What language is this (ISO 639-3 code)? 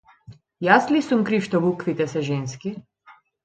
mkd